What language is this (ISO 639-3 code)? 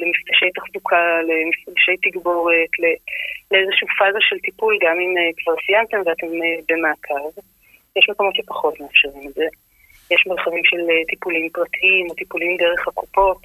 heb